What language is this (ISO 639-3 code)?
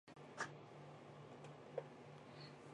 zho